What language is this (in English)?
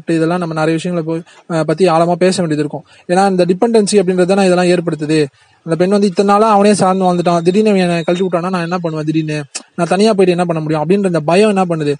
Indonesian